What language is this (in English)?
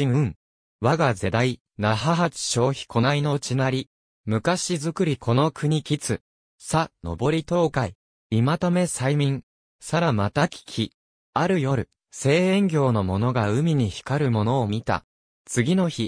Japanese